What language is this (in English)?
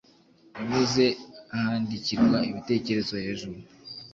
Kinyarwanda